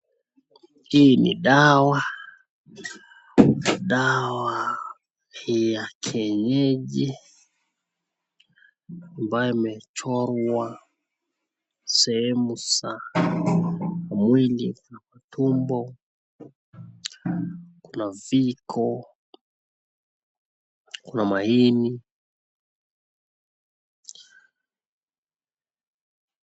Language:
Swahili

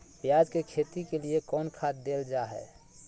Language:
Magahi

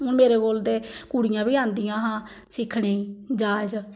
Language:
Dogri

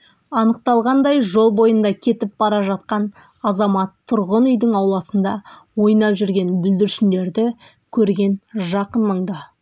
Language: Kazakh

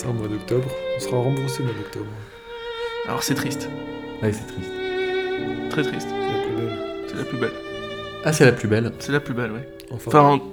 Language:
French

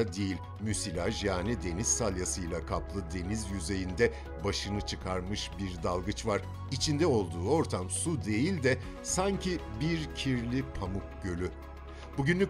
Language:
Turkish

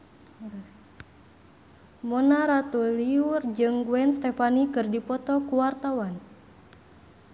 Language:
Sundanese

